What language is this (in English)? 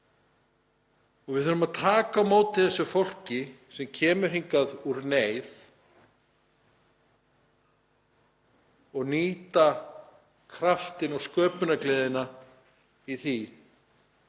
Icelandic